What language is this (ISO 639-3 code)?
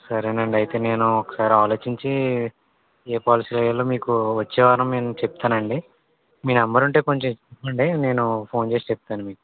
tel